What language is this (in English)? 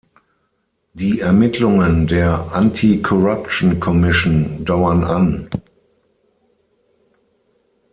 German